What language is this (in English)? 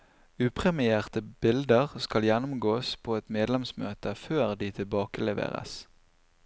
Norwegian